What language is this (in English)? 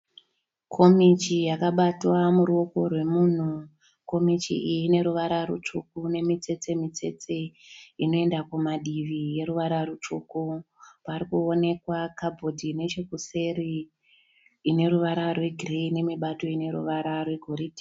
Shona